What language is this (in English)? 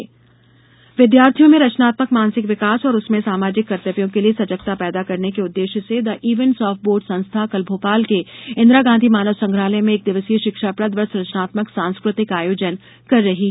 Hindi